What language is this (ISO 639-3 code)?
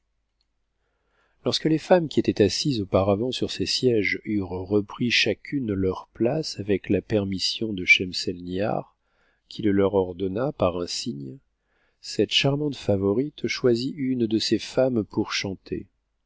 fra